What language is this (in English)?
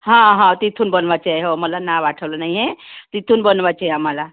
Marathi